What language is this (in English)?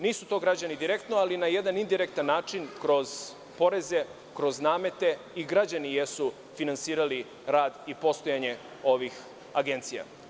Serbian